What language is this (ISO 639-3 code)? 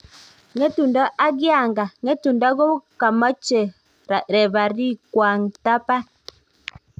kln